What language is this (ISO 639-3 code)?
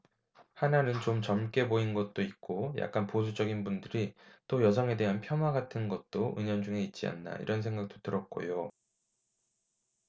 kor